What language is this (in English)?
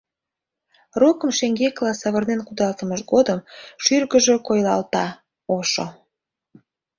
Mari